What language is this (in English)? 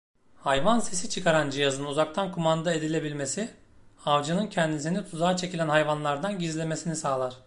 Turkish